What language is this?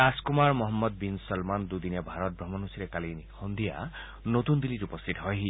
Assamese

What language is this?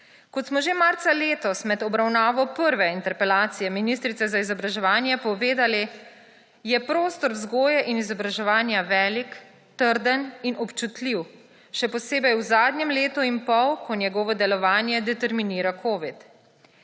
Slovenian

